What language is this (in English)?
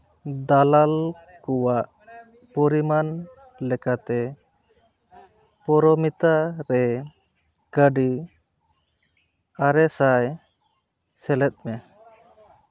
Santali